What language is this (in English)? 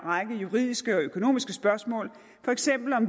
Danish